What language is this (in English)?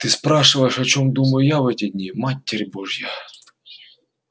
Russian